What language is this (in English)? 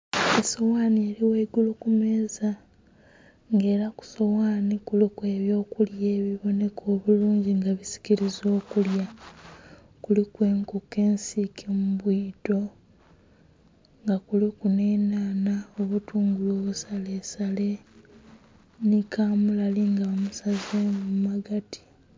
Soga